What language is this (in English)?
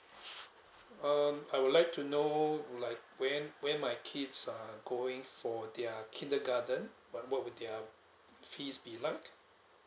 English